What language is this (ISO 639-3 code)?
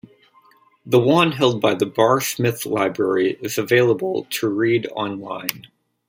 eng